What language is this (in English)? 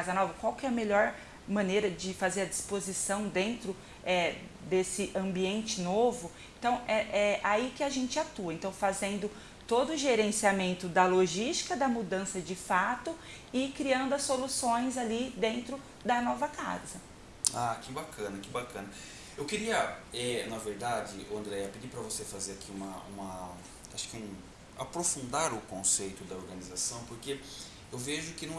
Portuguese